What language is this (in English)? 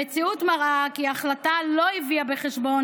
Hebrew